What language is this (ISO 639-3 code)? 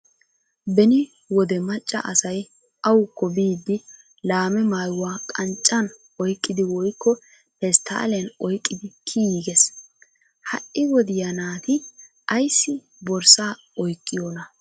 wal